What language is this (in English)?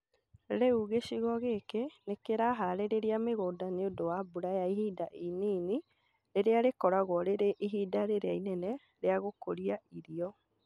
Kikuyu